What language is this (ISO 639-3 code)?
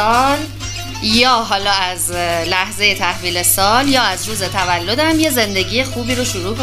fas